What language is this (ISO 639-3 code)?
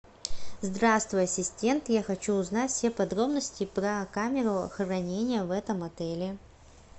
rus